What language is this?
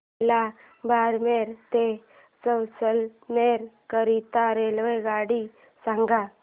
Marathi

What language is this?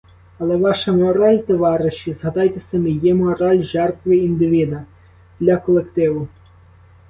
Ukrainian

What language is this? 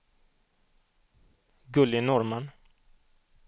Swedish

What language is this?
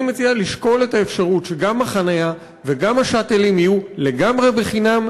Hebrew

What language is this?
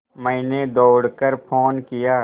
Hindi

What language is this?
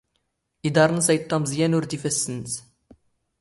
Standard Moroccan Tamazight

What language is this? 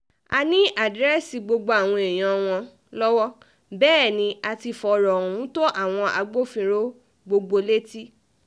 Yoruba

